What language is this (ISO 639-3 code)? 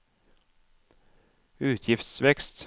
nor